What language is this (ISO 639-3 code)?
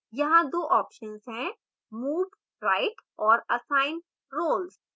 hin